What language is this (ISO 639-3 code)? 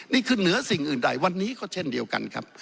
tha